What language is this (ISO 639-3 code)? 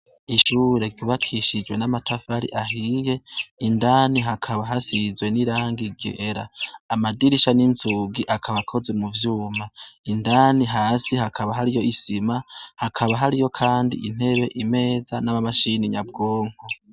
run